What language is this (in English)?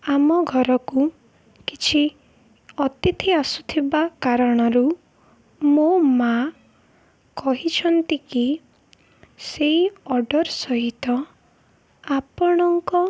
Odia